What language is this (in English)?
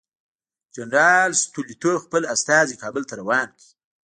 Pashto